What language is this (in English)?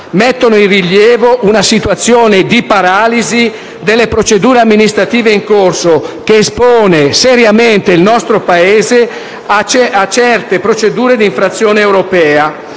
Italian